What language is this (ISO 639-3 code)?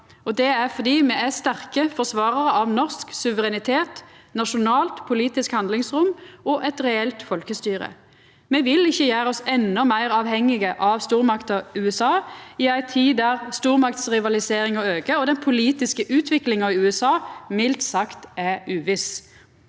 nor